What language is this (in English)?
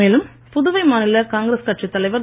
Tamil